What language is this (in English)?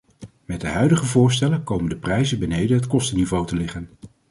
Dutch